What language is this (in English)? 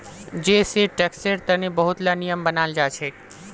Magahi